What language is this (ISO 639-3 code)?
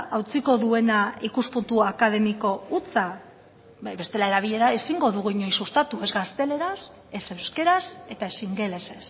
eus